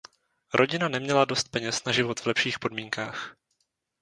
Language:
Czech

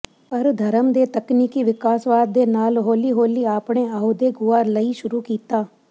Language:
Punjabi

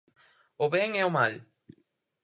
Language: Galician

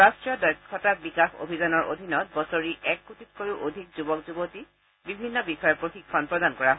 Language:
Assamese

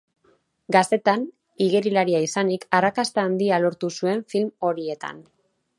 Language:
Basque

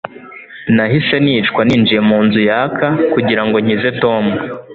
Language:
Kinyarwanda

